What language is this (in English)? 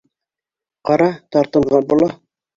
Bashkir